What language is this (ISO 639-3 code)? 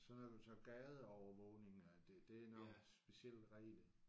dan